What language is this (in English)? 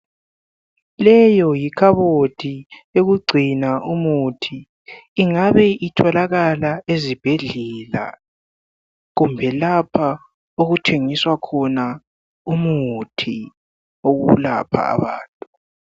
North Ndebele